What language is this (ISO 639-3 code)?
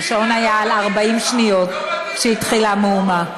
heb